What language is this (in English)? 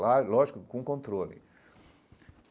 Portuguese